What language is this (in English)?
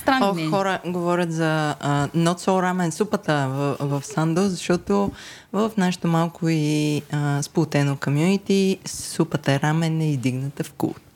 Bulgarian